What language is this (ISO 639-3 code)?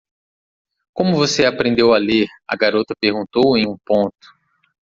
por